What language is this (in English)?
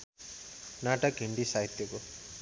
Nepali